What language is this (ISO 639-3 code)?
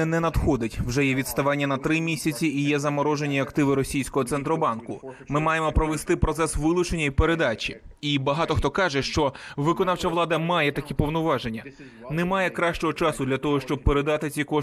ukr